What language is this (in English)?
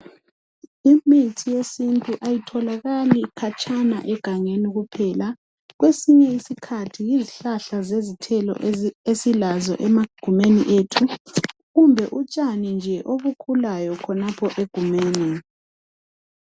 North Ndebele